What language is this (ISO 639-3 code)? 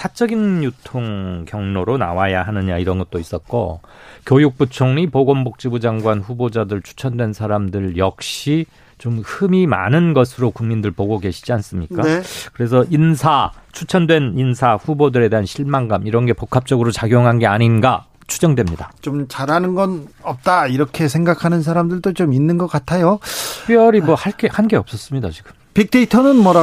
kor